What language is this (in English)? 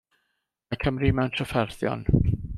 Welsh